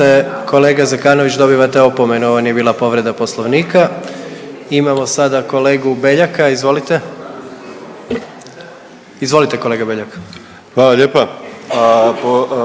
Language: Croatian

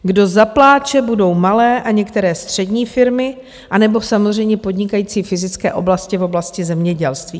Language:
Czech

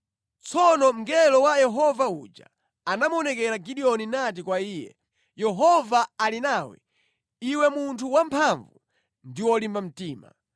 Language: Nyanja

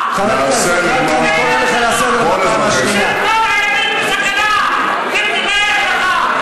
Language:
Hebrew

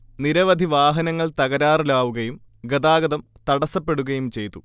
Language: Malayalam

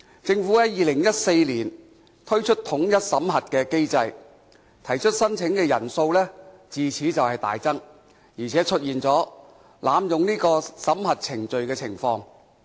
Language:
Cantonese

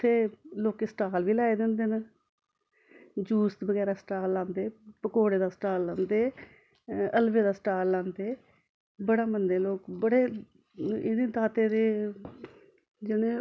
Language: Dogri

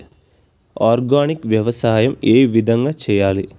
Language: Telugu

